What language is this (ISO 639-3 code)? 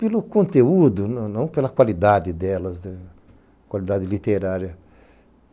por